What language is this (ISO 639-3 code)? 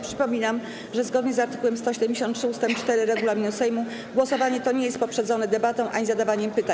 pol